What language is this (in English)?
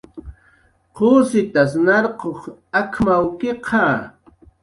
Jaqaru